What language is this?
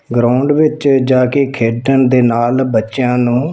Punjabi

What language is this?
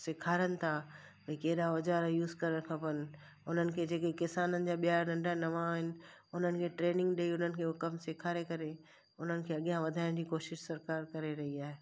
Sindhi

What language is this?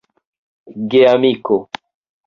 Esperanto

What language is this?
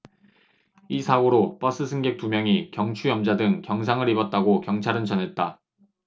Korean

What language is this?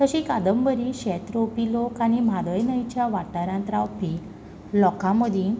Konkani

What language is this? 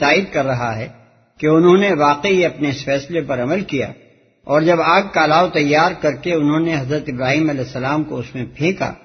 Urdu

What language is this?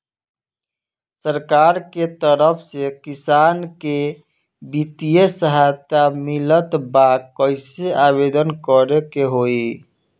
Bhojpuri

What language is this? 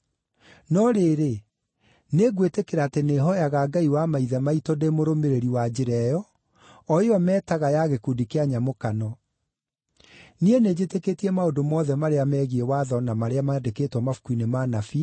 Kikuyu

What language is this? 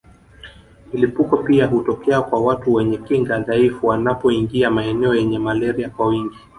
Swahili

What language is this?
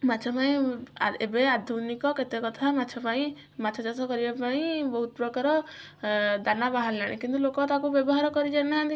Odia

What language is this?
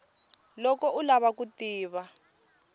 Tsonga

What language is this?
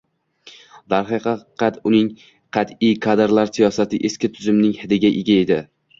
Uzbek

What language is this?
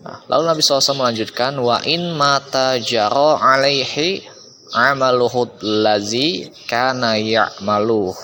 Indonesian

